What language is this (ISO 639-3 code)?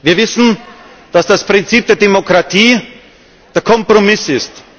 deu